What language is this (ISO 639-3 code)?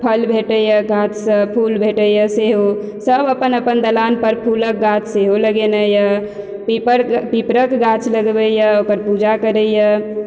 mai